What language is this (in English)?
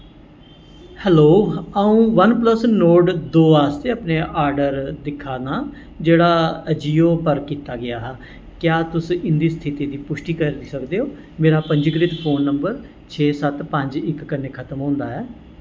Dogri